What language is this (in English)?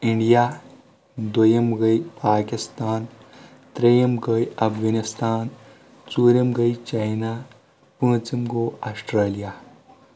Kashmiri